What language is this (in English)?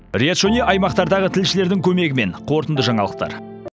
Kazakh